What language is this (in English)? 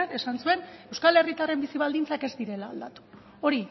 Basque